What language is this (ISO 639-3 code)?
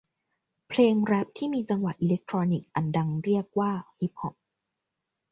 tha